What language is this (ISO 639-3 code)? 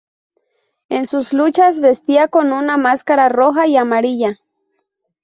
spa